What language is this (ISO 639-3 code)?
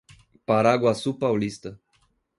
por